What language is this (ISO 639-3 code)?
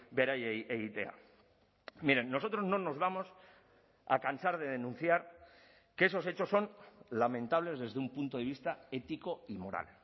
spa